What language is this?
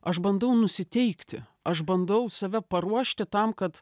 Lithuanian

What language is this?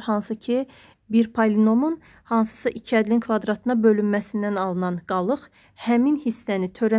Turkish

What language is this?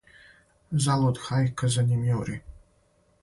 Serbian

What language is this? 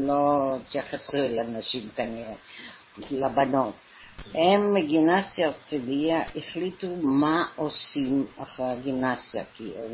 Hebrew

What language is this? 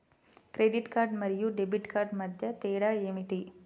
Telugu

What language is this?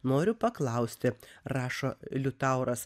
Lithuanian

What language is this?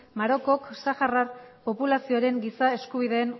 Basque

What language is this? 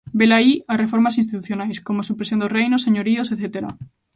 Galician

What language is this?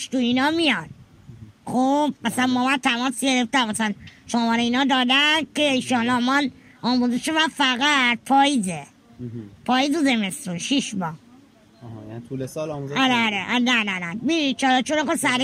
Persian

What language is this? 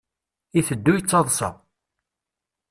Kabyle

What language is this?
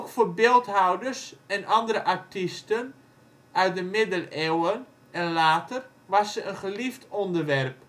Dutch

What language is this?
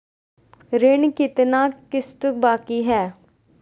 Magahi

